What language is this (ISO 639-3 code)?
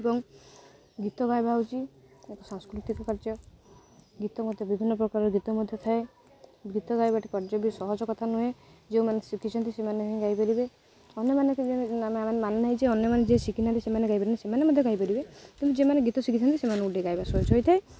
ori